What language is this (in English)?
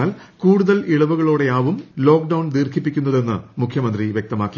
Malayalam